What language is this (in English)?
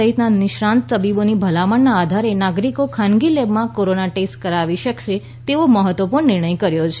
Gujarati